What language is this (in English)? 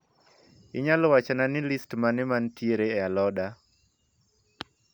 Luo (Kenya and Tanzania)